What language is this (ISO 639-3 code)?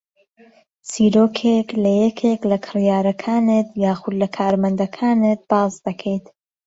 ckb